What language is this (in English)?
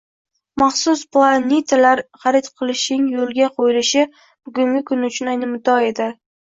Uzbek